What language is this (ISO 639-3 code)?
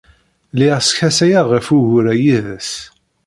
kab